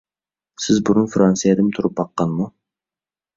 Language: Uyghur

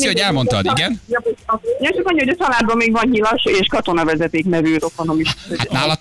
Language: Hungarian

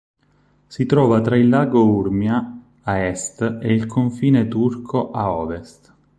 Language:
Italian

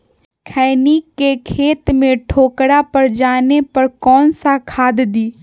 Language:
Magahi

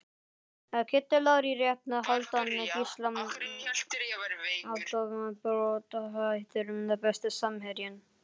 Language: Icelandic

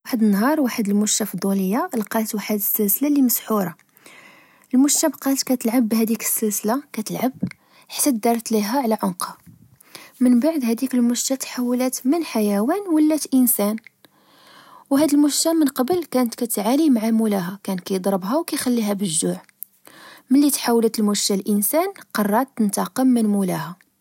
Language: Moroccan Arabic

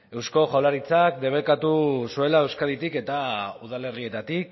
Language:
Basque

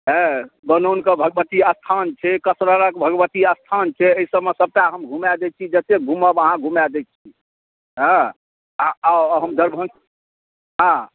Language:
Maithili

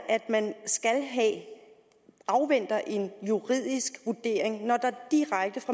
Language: Danish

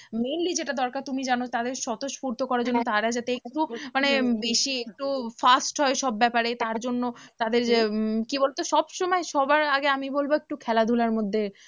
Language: Bangla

